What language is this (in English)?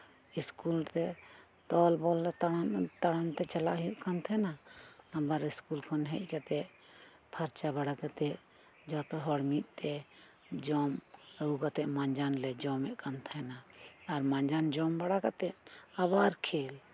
Santali